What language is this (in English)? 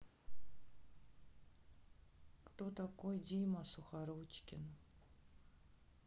Russian